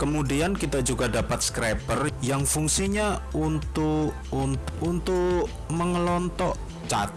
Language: Indonesian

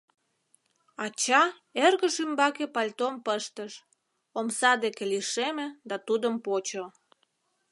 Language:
Mari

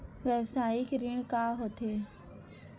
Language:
Chhattisgarhi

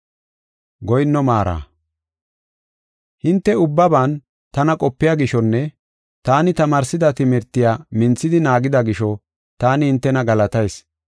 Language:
Gofa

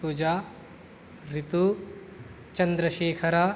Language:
Sanskrit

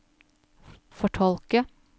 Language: Norwegian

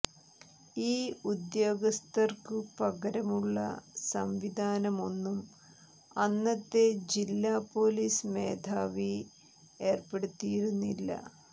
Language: Malayalam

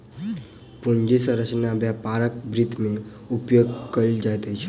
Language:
Maithili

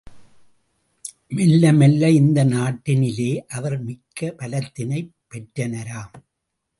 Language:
Tamil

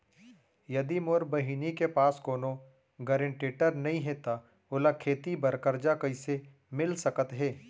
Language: Chhattisgarhi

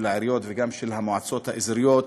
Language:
Hebrew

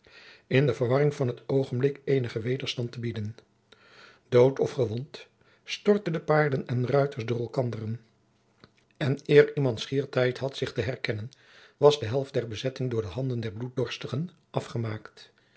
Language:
Dutch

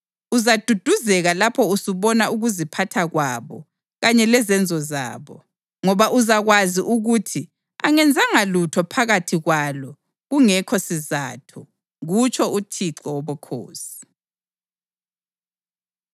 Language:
North Ndebele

